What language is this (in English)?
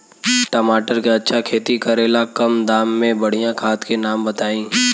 Bhojpuri